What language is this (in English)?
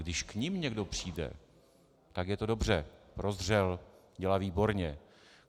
Czech